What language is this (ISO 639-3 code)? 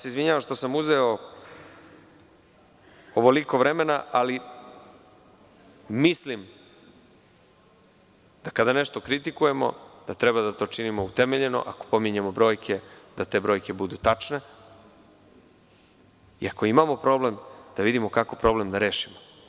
srp